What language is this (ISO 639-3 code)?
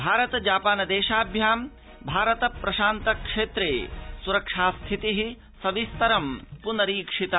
san